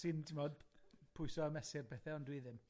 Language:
Welsh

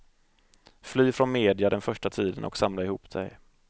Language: Swedish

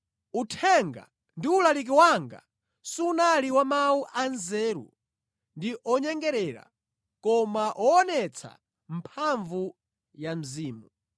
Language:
Nyanja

